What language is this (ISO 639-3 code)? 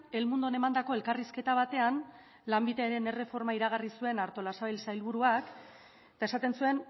eus